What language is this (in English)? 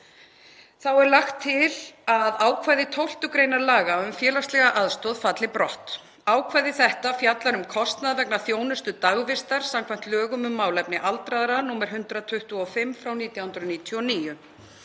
Icelandic